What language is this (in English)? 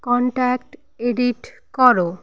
Bangla